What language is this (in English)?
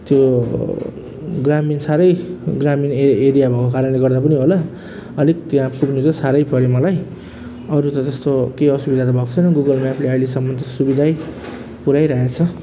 Nepali